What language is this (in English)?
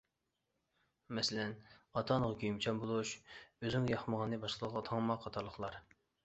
Uyghur